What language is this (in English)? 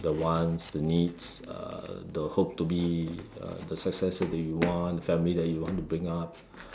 English